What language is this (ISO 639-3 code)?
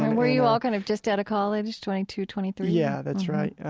eng